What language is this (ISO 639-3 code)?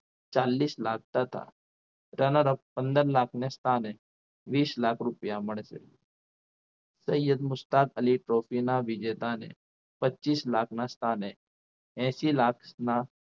guj